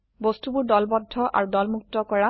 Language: Assamese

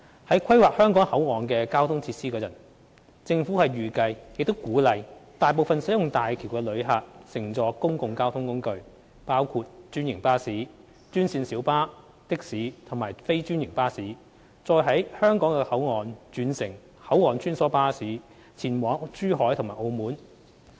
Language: Cantonese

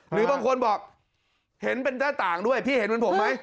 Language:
Thai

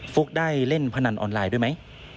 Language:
Thai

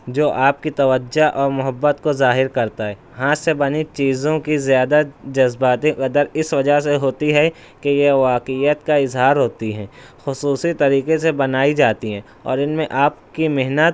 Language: Urdu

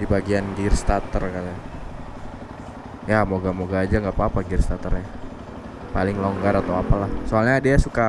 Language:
Indonesian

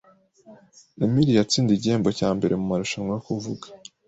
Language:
Kinyarwanda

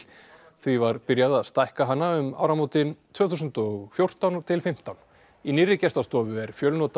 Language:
Icelandic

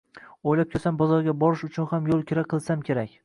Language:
Uzbek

